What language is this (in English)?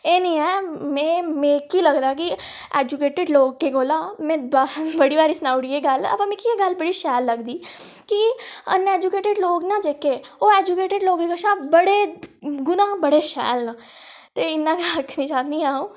Dogri